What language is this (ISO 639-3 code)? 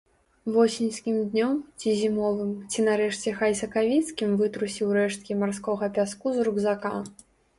bel